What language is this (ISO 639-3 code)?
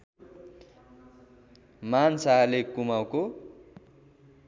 nep